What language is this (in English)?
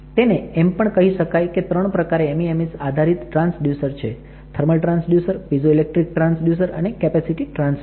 Gujarati